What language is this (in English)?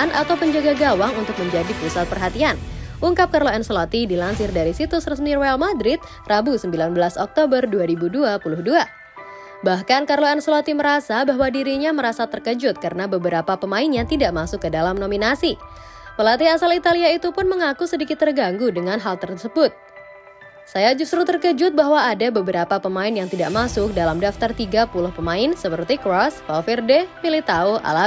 Indonesian